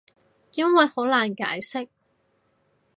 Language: Cantonese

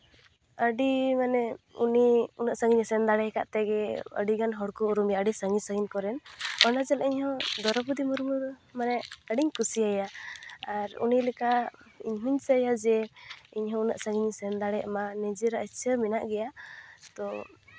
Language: Santali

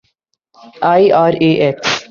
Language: Urdu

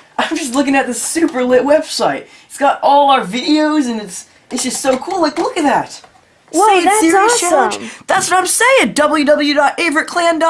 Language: English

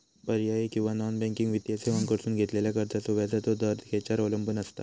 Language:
Marathi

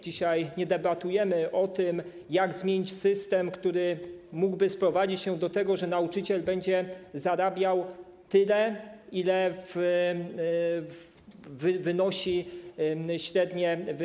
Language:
Polish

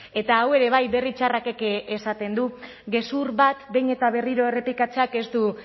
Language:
Basque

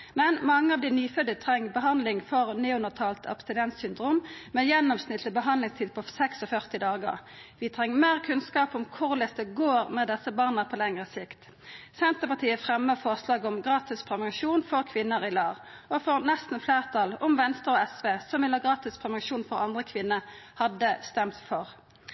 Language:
Norwegian Nynorsk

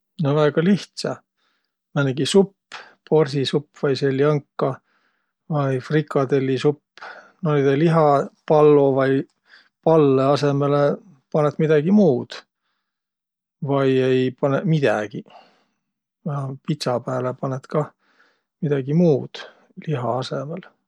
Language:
Võro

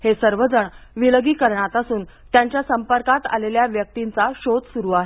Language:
Marathi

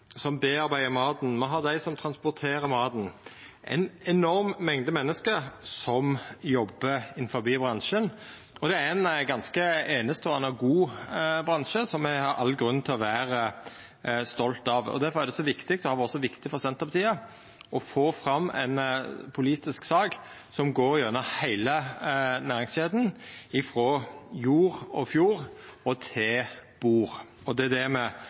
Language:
Norwegian Nynorsk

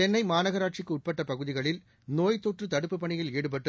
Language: Tamil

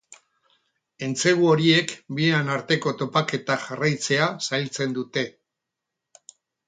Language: Basque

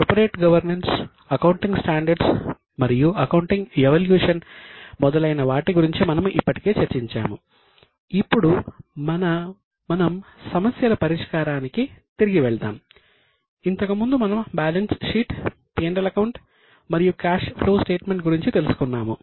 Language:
Telugu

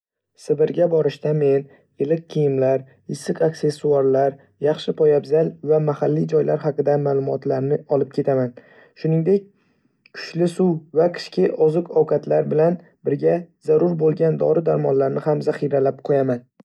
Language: Uzbek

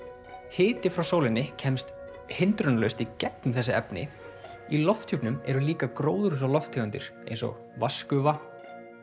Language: Icelandic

